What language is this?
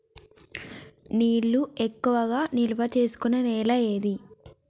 Telugu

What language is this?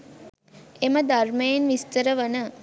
Sinhala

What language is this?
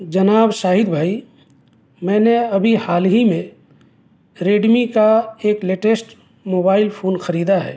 Urdu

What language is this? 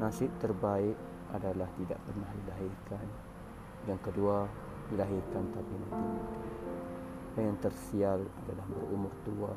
Malay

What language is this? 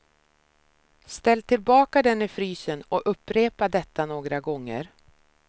Swedish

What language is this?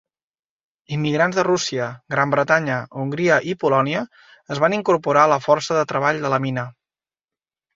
Catalan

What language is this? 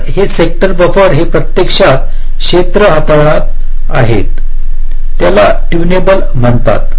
Marathi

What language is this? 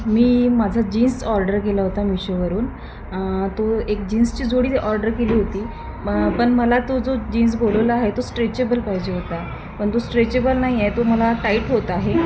Marathi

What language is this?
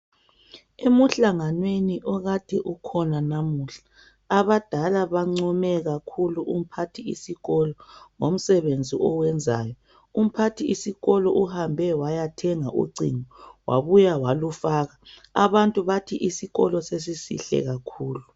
North Ndebele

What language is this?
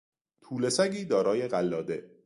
Persian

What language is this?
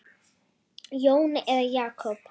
Icelandic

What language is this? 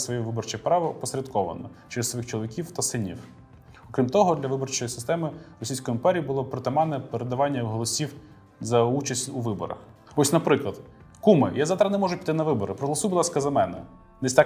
Ukrainian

